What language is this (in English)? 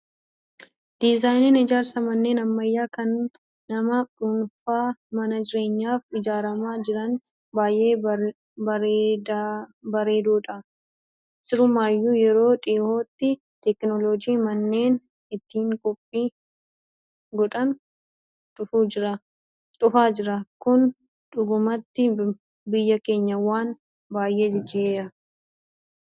Oromo